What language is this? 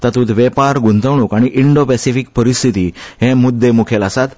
Konkani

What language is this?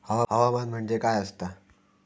Marathi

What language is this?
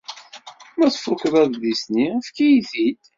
Kabyle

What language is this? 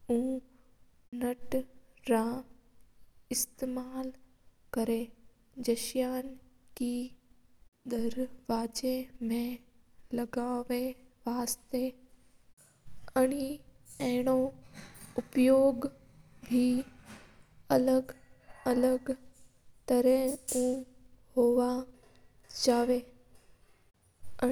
Mewari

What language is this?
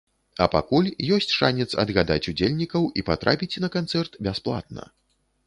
Belarusian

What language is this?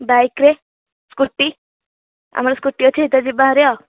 Odia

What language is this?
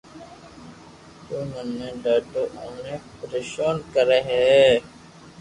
Loarki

